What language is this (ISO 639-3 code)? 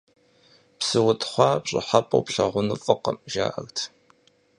kbd